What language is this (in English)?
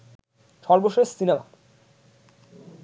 Bangla